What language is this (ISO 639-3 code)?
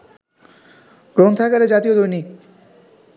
ben